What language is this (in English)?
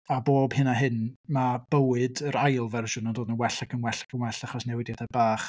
Welsh